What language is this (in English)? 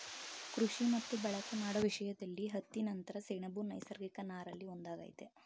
Kannada